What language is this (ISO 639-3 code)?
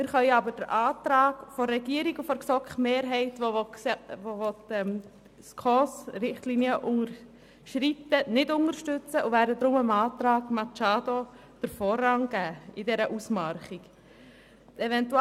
gsw